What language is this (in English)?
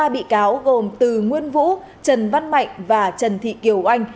Vietnamese